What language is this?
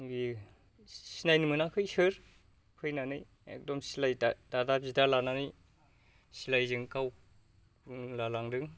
Bodo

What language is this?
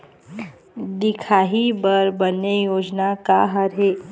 Chhattisgarhi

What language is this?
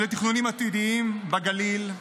Hebrew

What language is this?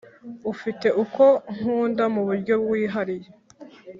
Kinyarwanda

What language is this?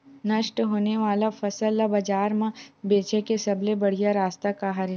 Chhattisgarhi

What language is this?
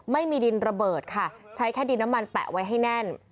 Thai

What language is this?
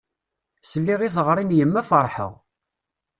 Kabyle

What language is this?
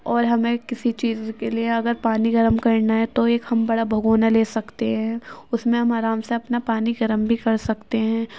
Urdu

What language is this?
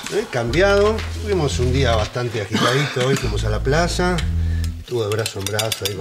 Spanish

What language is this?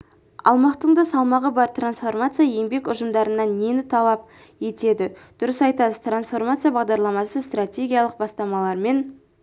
Kazakh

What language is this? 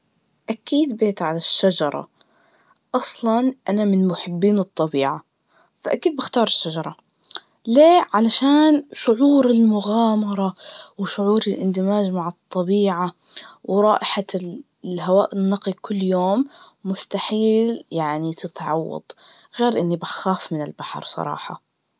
Najdi Arabic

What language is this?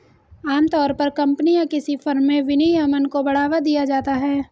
Hindi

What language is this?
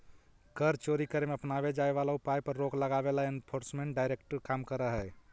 Magahi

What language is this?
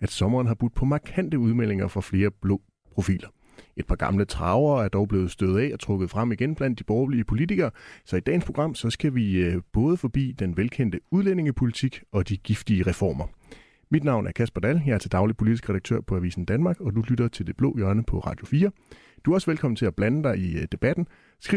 Danish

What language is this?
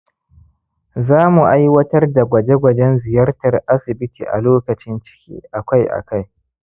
Hausa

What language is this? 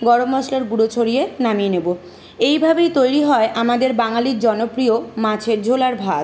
Bangla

